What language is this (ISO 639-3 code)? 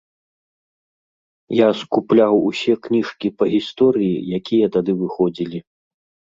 bel